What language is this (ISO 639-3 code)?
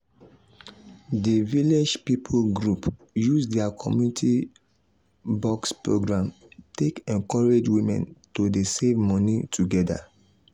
pcm